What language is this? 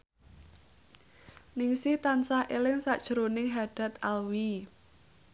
Javanese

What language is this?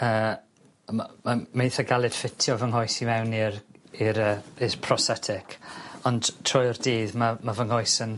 Welsh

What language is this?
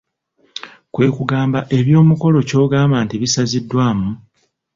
Ganda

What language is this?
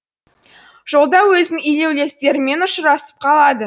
Kazakh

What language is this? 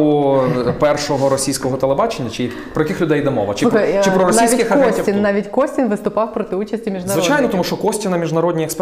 Ukrainian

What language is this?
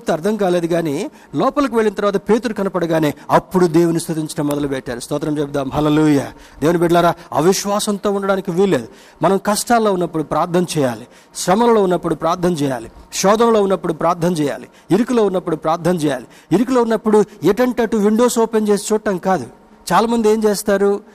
Telugu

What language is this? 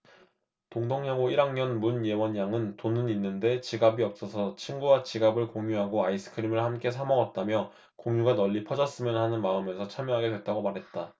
Korean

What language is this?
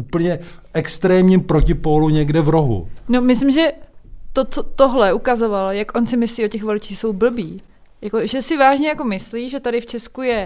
Czech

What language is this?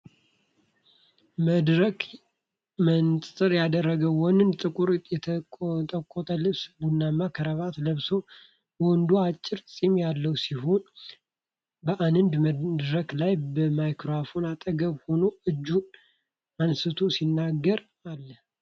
Amharic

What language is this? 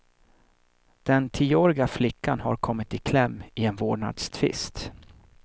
Swedish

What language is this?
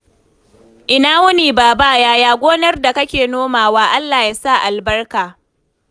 Hausa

